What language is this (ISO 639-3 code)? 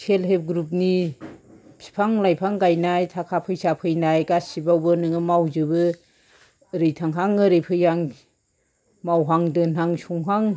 brx